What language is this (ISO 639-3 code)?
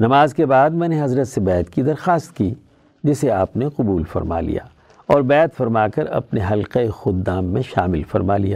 urd